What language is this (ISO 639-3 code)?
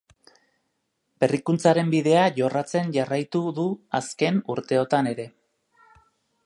eus